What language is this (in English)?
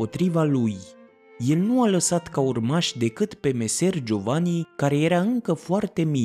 Romanian